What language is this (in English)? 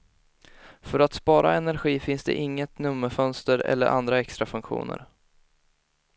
Swedish